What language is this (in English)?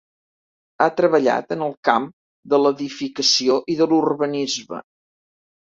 Catalan